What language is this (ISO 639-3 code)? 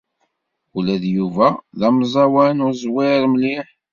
kab